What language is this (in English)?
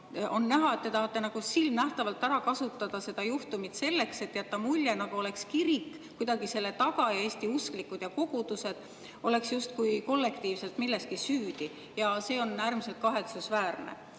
Estonian